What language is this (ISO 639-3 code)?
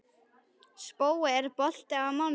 isl